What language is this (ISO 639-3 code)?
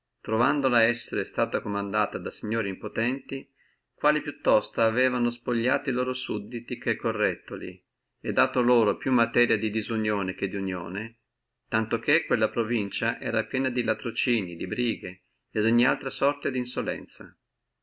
ita